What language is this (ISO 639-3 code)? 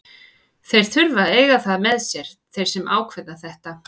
isl